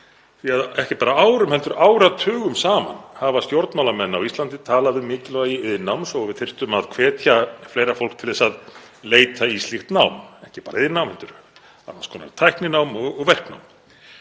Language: Icelandic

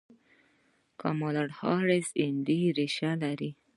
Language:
Pashto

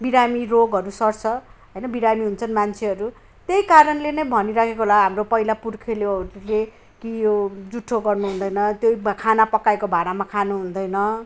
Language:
Nepali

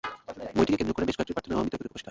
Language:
Bangla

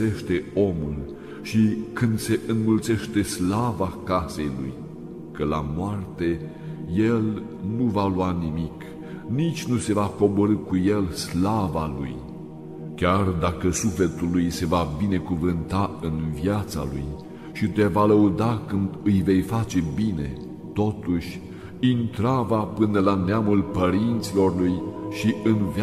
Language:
Romanian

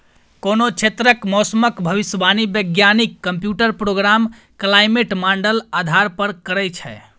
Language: Maithili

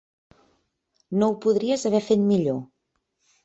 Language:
Catalan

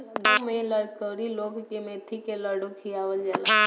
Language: Bhojpuri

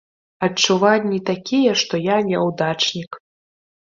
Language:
Belarusian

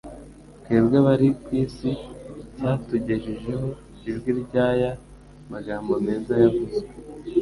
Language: Kinyarwanda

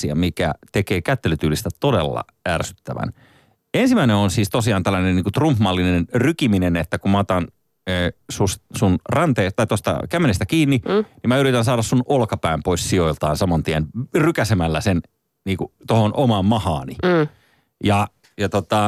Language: Finnish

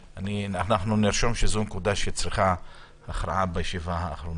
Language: Hebrew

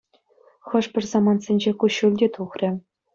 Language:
Chuvash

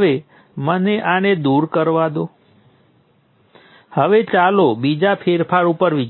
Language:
Gujarati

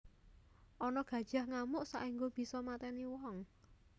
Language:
Javanese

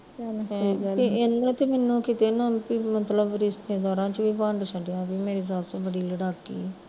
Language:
Punjabi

